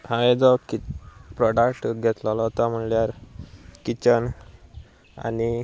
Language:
Konkani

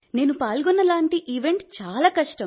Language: Telugu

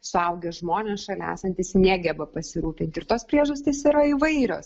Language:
Lithuanian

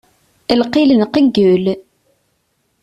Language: Kabyle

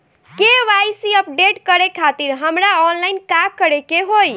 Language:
Bhojpuri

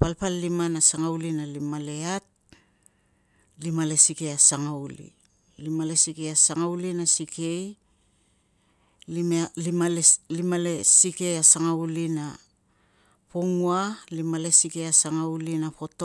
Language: Tungag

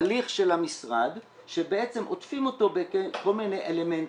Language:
Hebrew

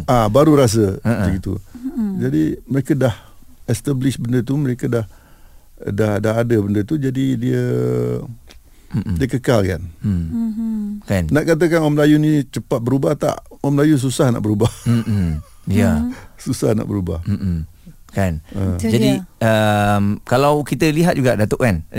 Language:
Malay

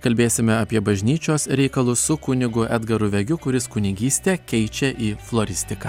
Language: Lithuanian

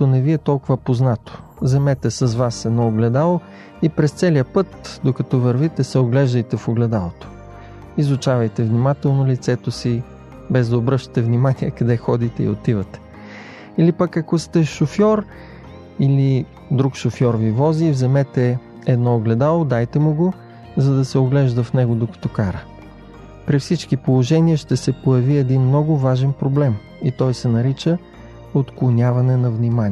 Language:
Bulgarian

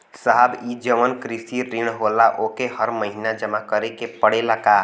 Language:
Bhojpuri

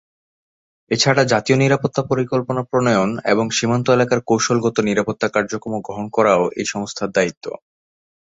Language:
Bangla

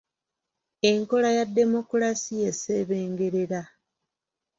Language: Ganda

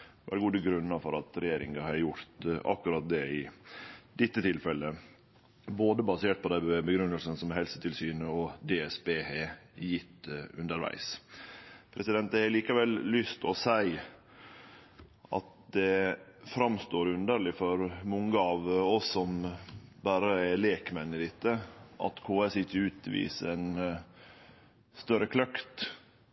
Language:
Norwegian Nynorsk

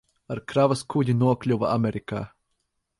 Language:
Latvian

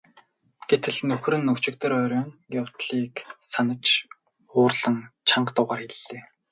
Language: Mongolian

